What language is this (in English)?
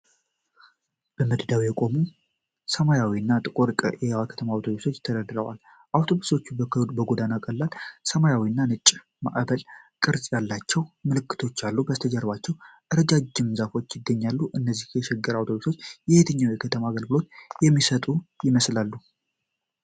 Amharic